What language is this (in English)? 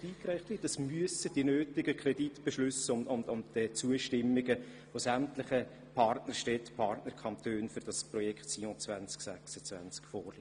Swiss German